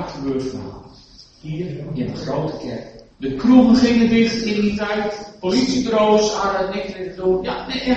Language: Dutch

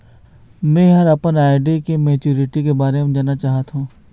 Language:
Chhattisgarhi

